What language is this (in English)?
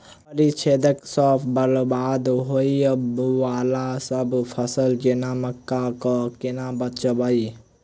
Maithili